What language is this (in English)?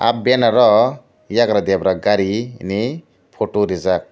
Kok Borok